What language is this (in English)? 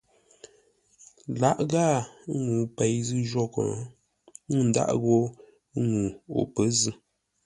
Ngombale